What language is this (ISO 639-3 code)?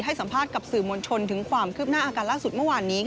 tha